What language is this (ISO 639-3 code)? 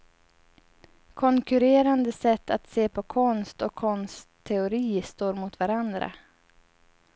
swe